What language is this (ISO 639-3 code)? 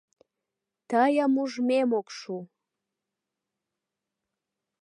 chm